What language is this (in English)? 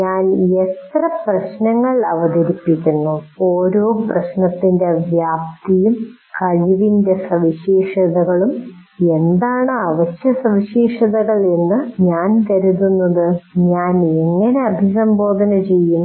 Malayalam